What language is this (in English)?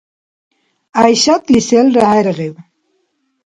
Dargwa